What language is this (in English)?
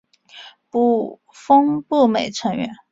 Chinese